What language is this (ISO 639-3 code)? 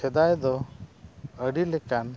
sat